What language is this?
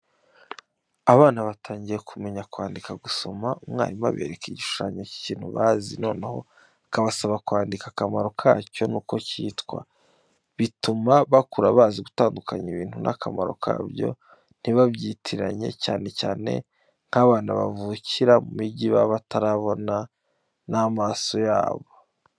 Kinyarwanda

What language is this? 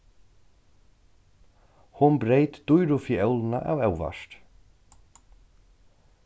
Faroese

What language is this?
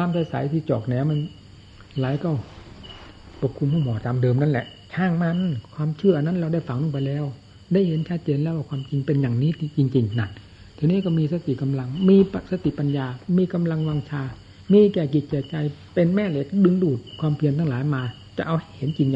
Thai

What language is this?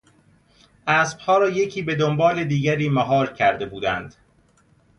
Persian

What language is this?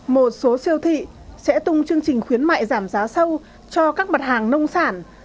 Vietnamese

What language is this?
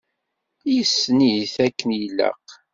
Kabyle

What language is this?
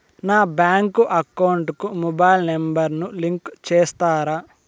Telugu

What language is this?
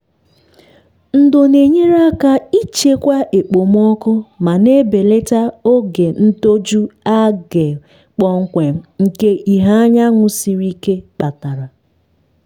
Igbo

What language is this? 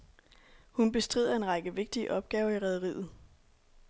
Danish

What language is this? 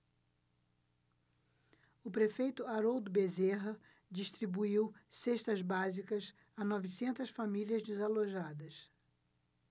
Portuguese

